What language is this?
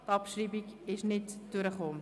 Swiss German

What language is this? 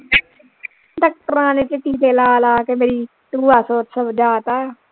Punjabi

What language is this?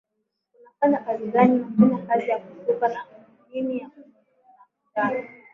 Swahili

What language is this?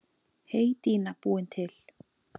Icelandic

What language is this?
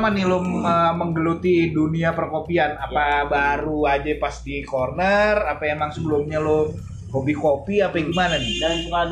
Indonesian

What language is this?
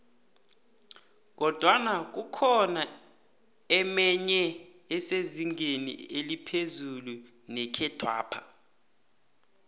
South Ndebele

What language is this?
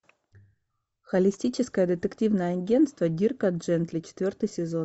Russian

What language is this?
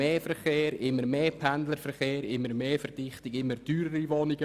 Swiss German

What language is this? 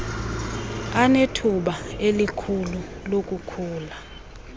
Xhosa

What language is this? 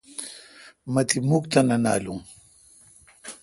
Kalkoti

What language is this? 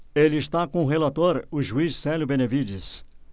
Portuguese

